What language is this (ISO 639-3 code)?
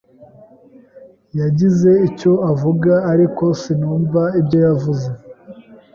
kin